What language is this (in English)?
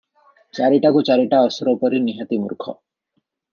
Odia